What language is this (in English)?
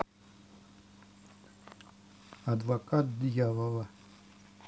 Russian